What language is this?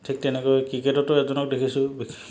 Assamese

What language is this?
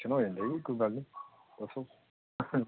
Punjabi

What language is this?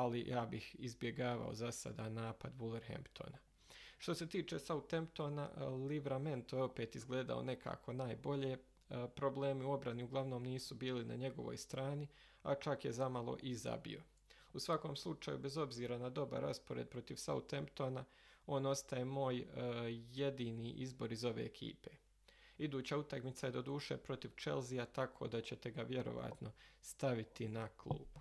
Croatian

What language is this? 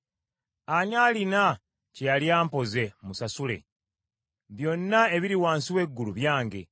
Ganda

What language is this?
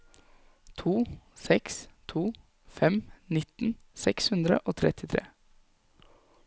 Norwegian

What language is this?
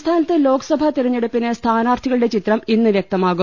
Malayalam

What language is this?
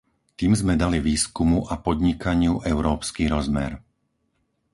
Slovak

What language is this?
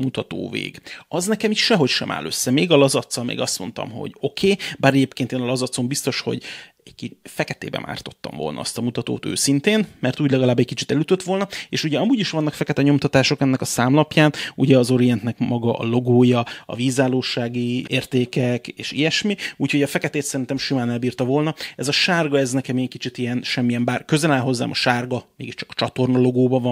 Hungarian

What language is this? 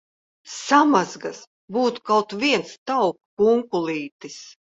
Latvian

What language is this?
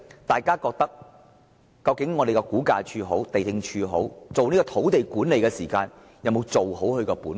Cantonese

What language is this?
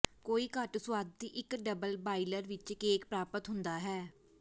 Punjabi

